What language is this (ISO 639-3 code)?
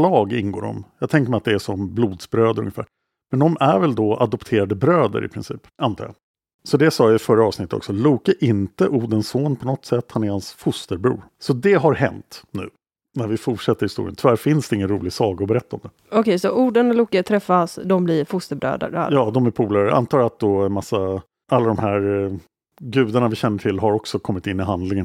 swe